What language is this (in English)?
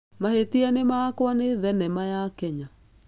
Kikuyu